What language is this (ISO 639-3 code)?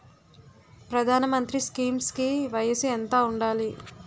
tel